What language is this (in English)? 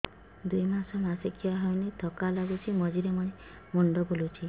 Odia